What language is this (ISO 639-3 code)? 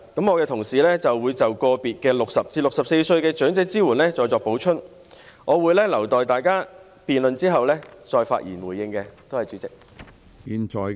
yue